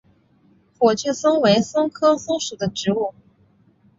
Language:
Chinese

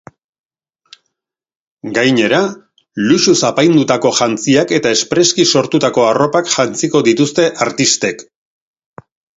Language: Basque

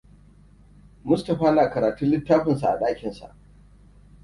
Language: Hausa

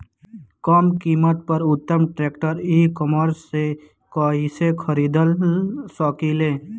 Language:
Bhojpuri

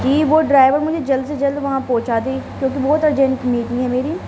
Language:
Urdu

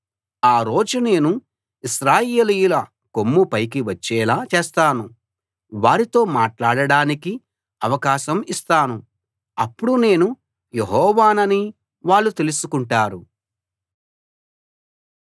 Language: Telugu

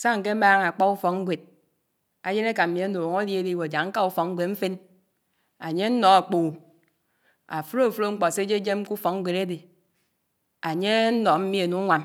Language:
Anaang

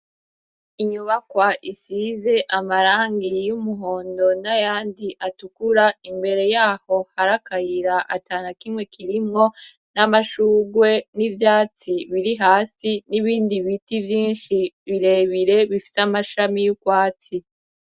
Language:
Rundi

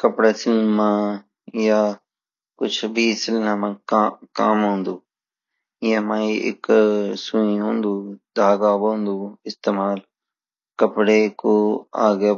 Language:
Garhwali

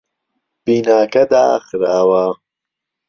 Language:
Central Kurdish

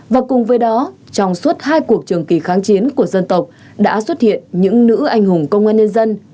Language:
Vietnamese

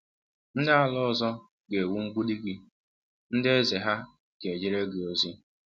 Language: Igbo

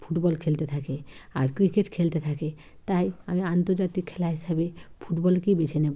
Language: Bangla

